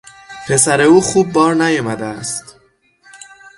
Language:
Persian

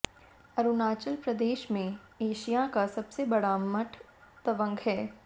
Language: Hindi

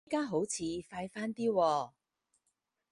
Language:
Cantonese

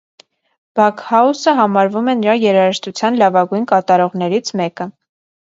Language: Armenian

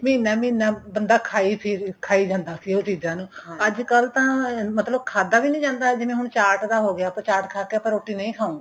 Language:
Punjabi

